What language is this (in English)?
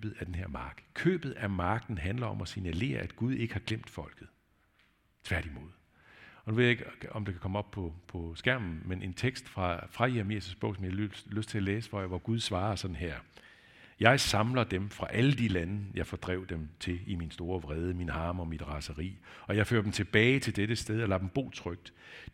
Danish